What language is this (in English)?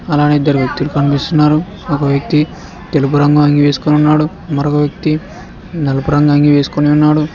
Telugu